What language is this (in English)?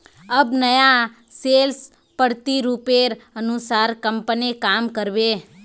Magahi